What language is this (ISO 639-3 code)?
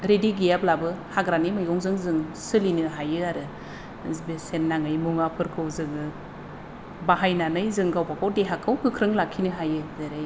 brx